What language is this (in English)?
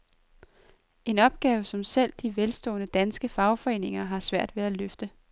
Danish